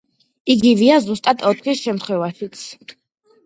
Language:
Georgian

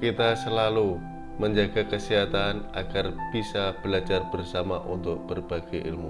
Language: Indonesian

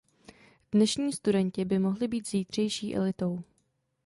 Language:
Czech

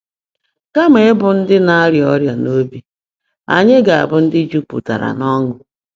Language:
Igbo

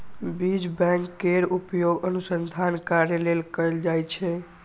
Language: Maithili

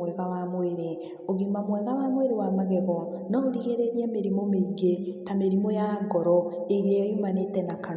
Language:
Kikuyu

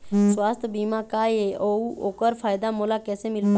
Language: Chhattisgarhi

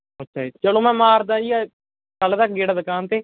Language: Punjabi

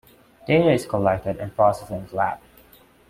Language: English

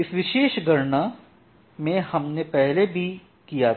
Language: Hindi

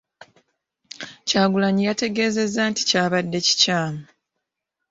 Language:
Ganda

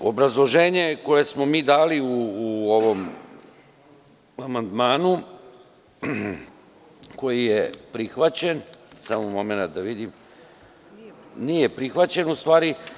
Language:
Serbian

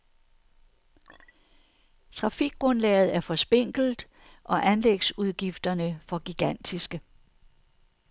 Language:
Danish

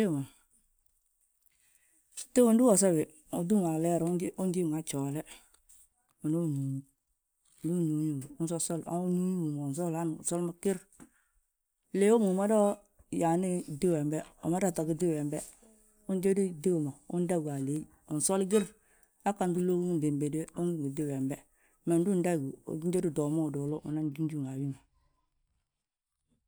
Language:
Balanta-Ganja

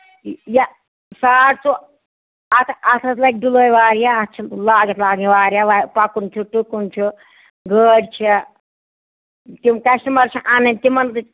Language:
Kashmiri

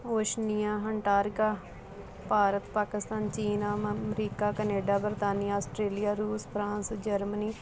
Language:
Punjabi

